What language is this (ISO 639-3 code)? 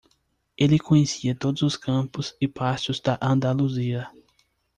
por